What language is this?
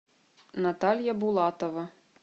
Russian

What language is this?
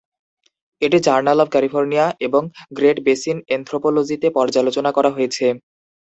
Bangla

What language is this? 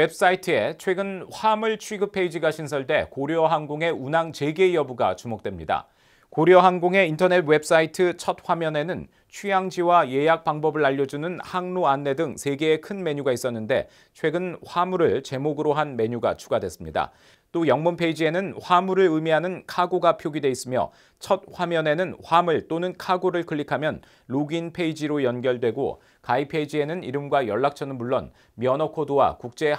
Korean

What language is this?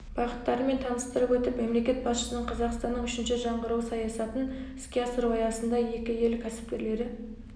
Kazakh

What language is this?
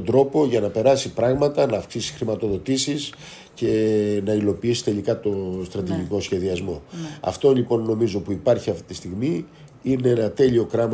Greek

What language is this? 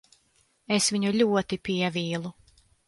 Latvian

